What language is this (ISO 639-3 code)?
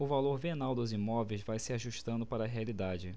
por